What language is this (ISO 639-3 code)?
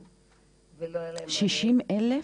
heb